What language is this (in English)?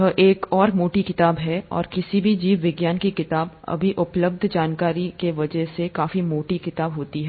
Hindi